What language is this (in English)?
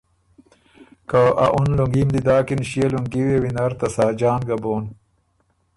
Ormuri